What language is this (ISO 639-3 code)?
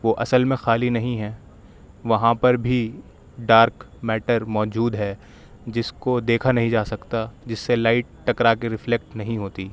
urd